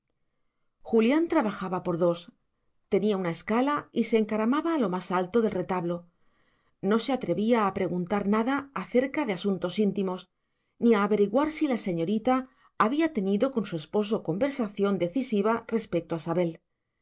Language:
Spanish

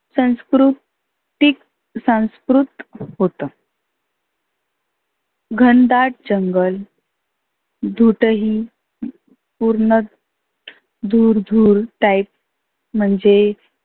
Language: Marathi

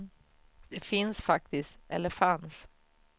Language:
Swedish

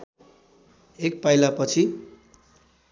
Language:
Nepali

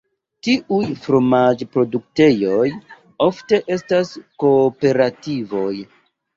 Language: Esperanto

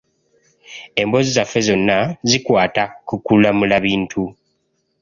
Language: Ganda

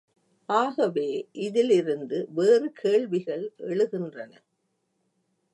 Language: Tamil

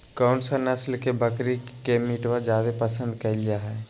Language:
Magahi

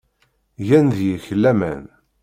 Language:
Kabyle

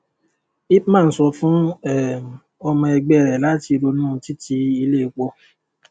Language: Yoruba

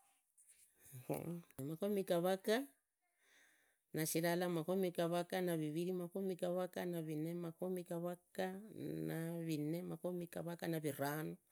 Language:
Idakho-Isukha-Tiriki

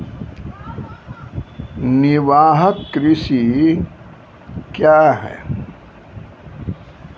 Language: Maithili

